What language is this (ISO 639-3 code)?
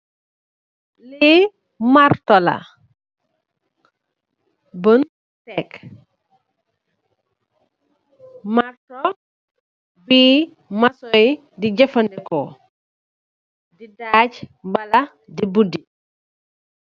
wol